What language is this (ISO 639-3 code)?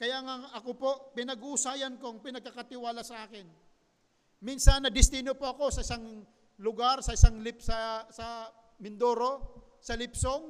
fil